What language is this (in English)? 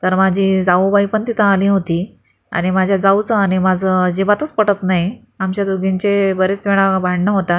Marathi